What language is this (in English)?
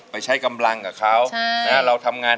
Thai